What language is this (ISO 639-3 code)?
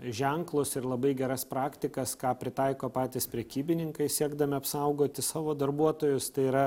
lit